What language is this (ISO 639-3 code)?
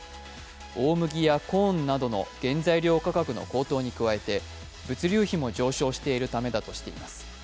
jpn